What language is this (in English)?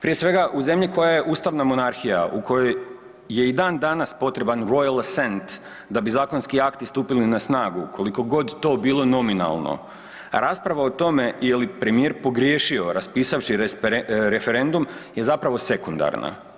Croatian